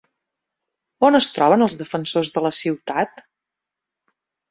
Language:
Catalan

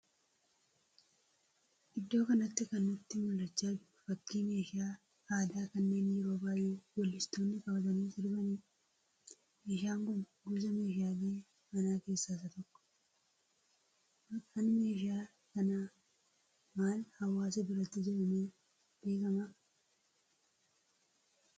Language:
Oromo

